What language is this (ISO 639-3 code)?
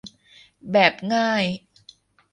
tha